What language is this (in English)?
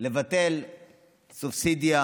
Hebrew